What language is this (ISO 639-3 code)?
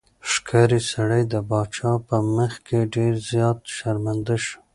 pus